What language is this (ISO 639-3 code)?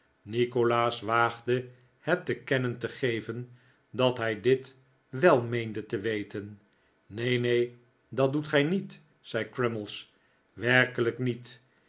nld